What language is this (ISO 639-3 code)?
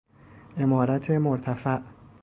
fas